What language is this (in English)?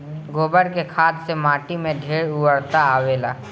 Bhojpuri